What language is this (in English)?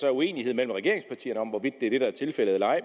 Danish